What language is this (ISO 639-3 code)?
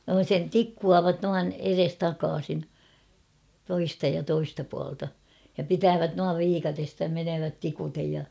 fin